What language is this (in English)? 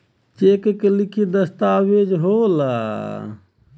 Bhojpuri